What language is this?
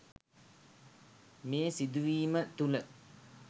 Sinhala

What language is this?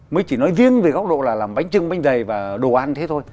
Vietnamese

